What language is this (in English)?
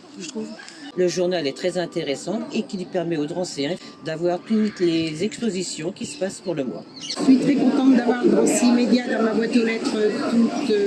French